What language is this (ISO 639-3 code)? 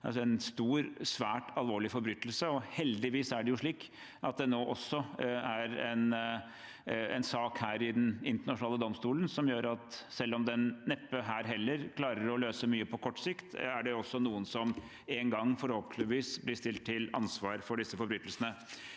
nor